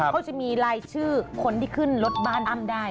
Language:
Thai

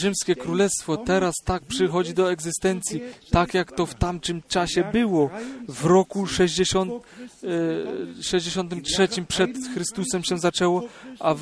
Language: Polish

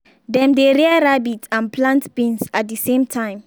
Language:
Nigerian Pidgin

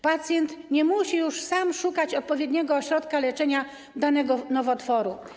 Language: Polish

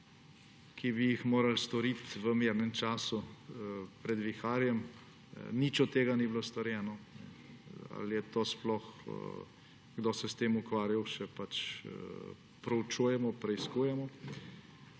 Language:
Slovenian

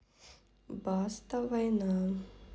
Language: Russian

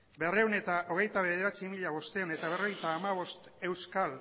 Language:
Basque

